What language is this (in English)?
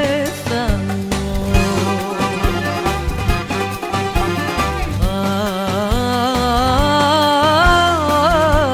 Greek